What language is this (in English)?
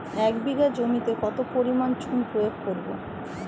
Bangla